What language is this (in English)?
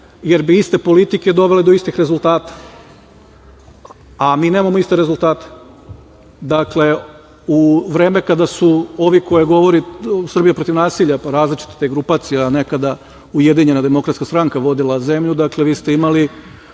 Serbian